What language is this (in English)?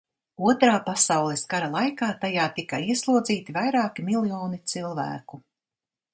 Latvian